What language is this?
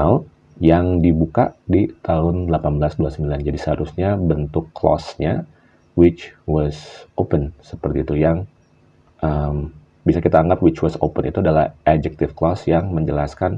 Indonesian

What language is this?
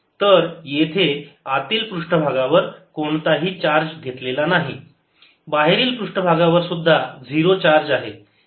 Marathi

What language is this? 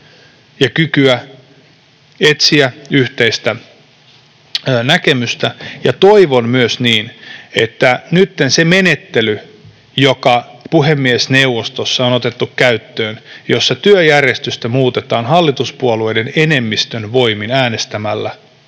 Finnish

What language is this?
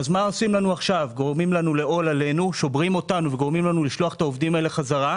Hebrew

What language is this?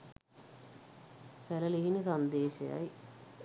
Sinhala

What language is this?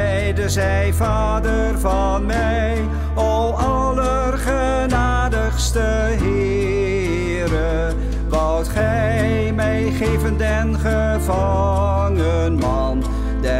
Dutch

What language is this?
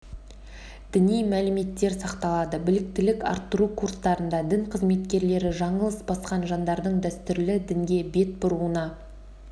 Kazakh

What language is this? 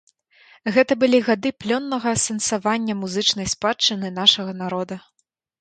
Belarusian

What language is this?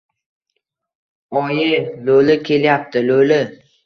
Uzbek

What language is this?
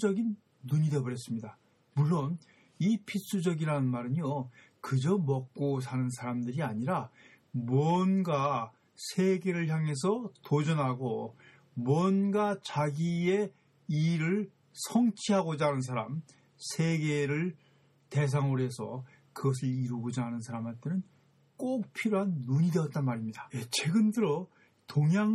Korean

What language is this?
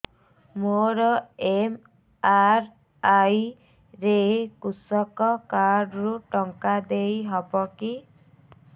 Odia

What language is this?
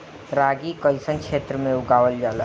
Bhojpuri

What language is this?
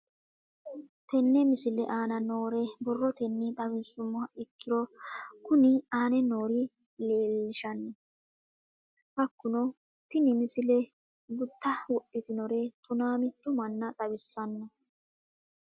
Sidamo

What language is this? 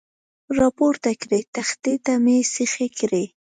Pashto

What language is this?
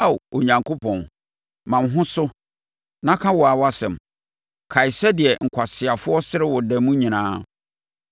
Akan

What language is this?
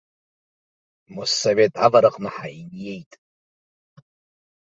Abkhazian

